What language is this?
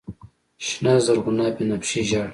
Pashto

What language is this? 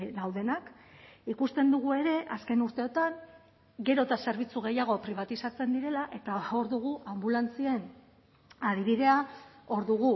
Basque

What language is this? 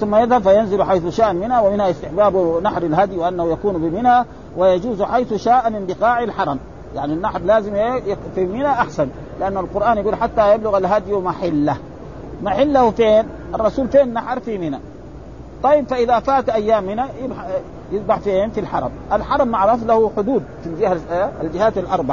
Arabic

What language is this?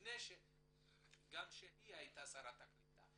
Hebrew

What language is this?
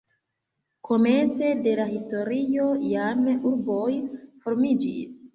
Esperanto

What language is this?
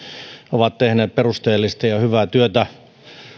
Finnish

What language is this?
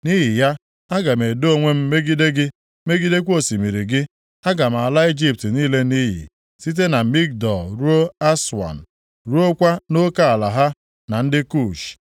Igbo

